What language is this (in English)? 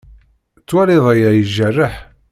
Kabyle